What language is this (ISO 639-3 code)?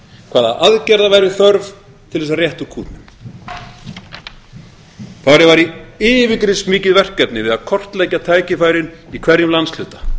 isl